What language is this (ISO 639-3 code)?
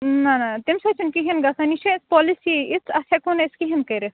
kas